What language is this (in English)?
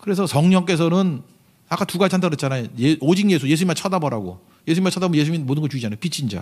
Korean